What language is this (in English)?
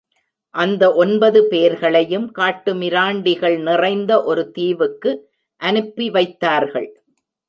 Tamil